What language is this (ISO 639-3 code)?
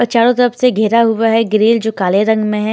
hin